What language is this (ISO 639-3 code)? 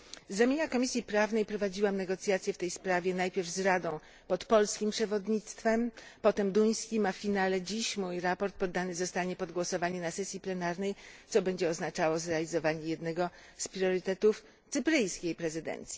pol